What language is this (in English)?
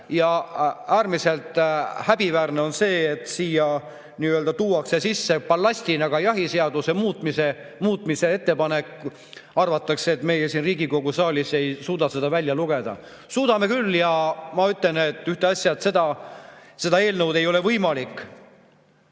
Estonian